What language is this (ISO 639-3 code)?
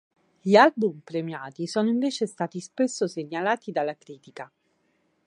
ita